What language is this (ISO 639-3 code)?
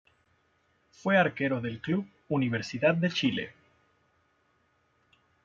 spa